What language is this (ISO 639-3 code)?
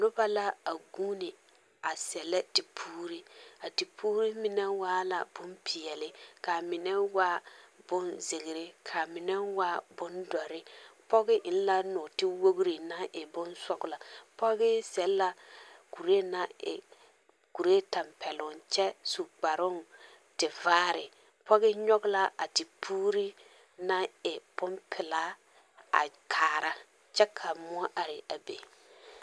dga